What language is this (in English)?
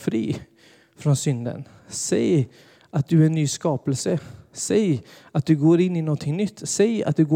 Swedish